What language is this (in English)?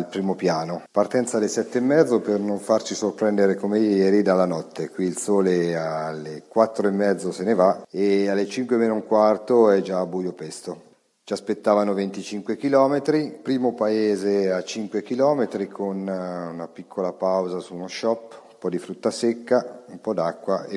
Italian